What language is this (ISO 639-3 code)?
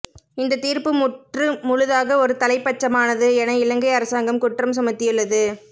tam